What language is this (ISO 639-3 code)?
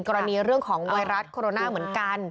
tha